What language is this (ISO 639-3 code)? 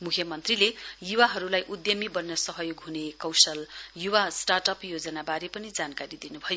nep